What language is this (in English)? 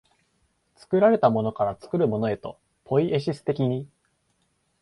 Japanese